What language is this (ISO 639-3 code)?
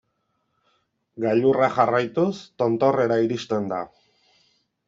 eus